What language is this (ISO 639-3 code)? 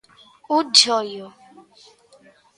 glg